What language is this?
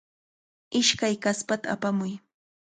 Cajatambo North Lima Quechua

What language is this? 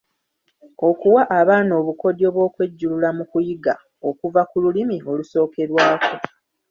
Ganda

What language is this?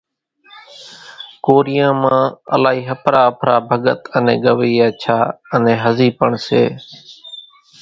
Kachi Koli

